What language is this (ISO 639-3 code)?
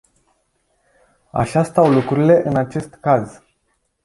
ron